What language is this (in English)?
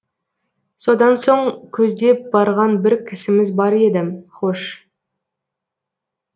Kazakh